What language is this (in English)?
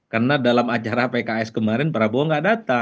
Indonesian